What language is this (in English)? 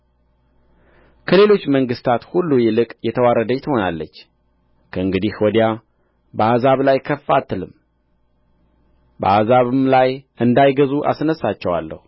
Amharic